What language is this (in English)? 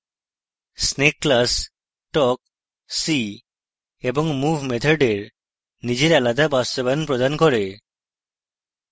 Bangla